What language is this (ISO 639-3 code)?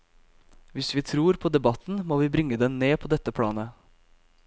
nor